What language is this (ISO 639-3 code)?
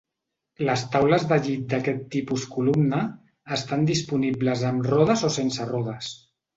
cat